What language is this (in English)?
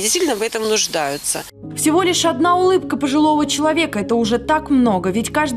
Russian